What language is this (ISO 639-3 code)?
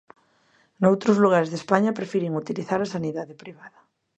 glg